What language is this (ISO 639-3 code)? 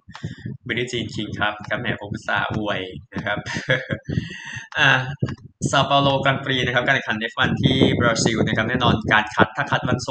tha